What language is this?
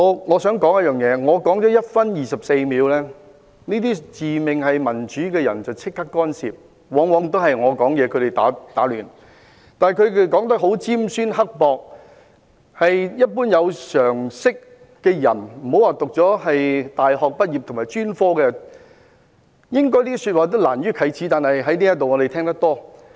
Cantonese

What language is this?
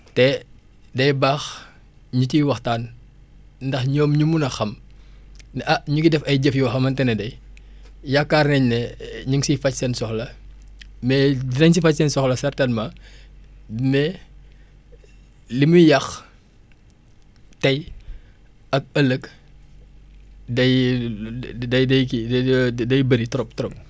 Wolof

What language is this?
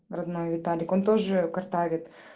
Russian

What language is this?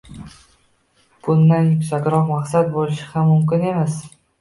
Uzbek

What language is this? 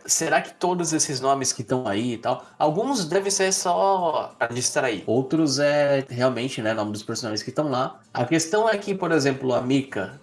Portuguese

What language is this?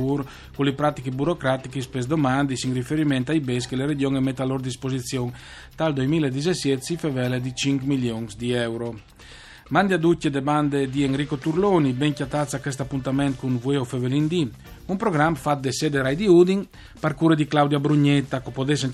Italian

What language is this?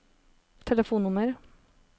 Norwegian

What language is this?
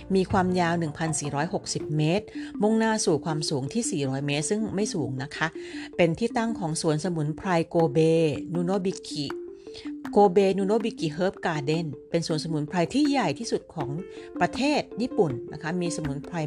Thai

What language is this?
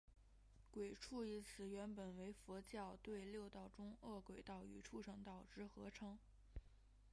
Chinese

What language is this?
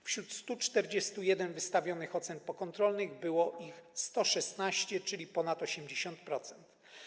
Polish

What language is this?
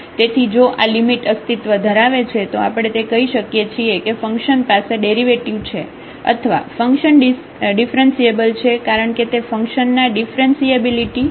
Gujarati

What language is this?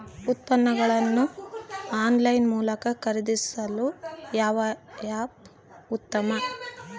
Kannada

